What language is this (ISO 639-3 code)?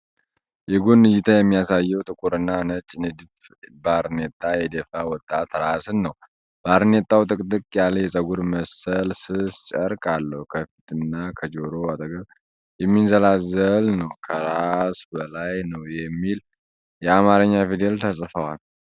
amh